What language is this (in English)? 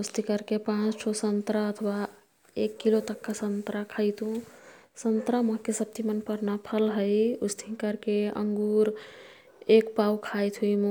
Kathoriya Tharu